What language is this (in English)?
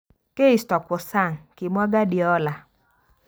Kalenjin